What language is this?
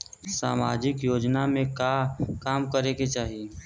Bhojpuri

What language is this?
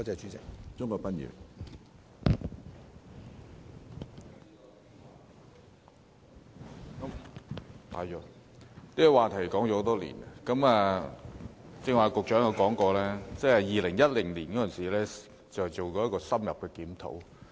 Cantonese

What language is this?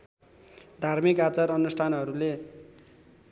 Nepali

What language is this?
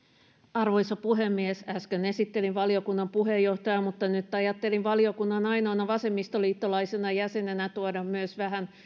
Finnish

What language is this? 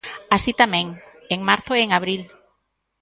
Galician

